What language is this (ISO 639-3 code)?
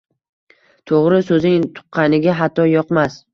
uzb